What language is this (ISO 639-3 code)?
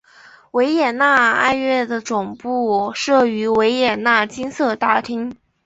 zho